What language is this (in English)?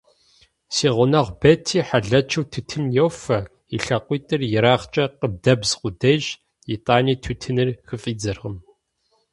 Kabardian